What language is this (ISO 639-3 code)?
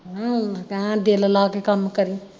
pan